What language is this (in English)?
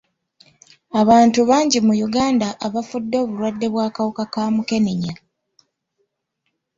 Ganda